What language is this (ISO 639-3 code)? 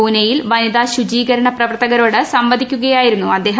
mal